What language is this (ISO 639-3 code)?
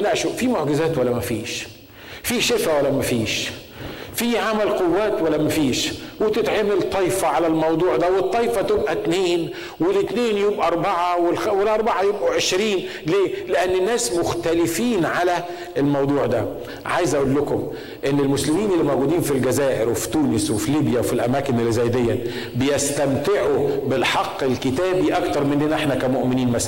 ara